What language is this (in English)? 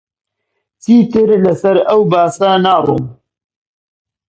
Central Kurdish